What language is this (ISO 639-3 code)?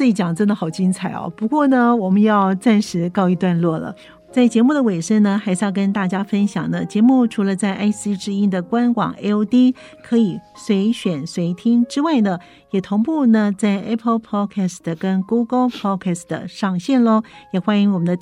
zho